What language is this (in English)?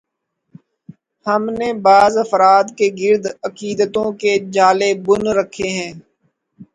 Urdu